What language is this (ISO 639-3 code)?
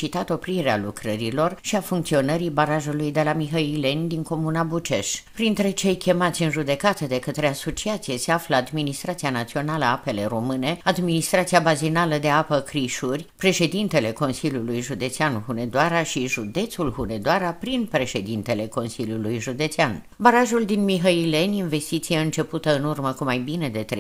ron